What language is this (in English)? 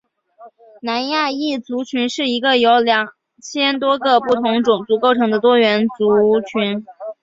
Chinese